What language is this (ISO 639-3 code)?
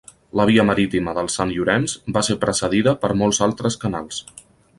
cat